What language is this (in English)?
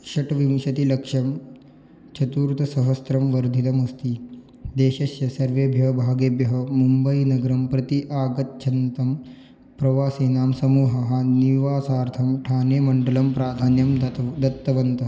Sanskrit